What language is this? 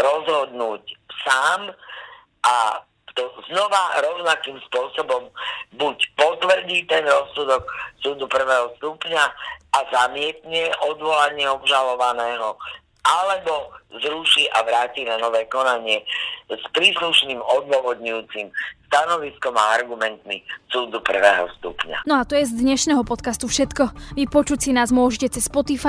Slovak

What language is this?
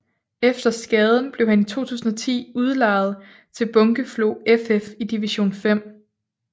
Danish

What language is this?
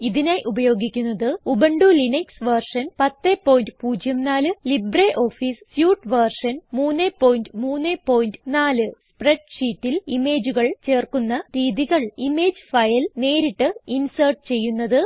Malayalam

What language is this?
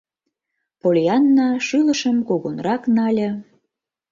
Mari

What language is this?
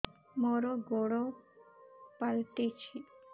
Odia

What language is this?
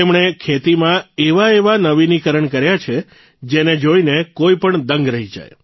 Gujarati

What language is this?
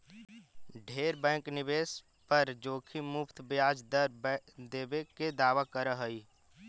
Magahi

